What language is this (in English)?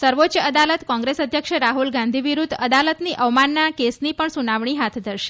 Gujarati